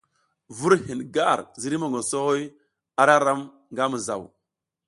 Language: South Giziga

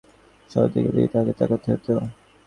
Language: Bangla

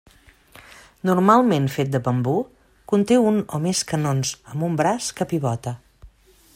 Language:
Catalan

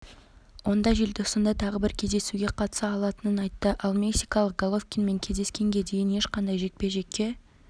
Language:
Kazakh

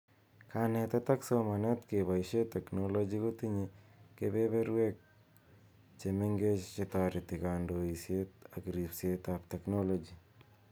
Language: Kalenjin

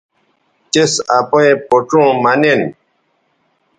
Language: Bateri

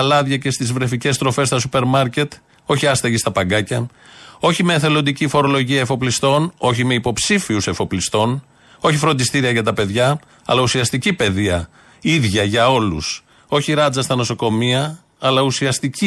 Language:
Greek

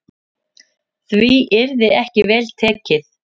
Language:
Icelandic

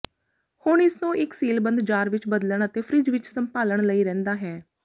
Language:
Punjabi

